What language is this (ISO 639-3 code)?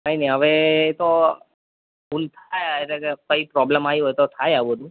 guj